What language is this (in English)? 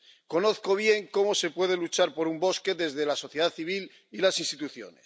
Spanish